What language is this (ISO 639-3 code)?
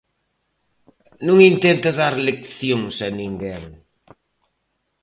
glg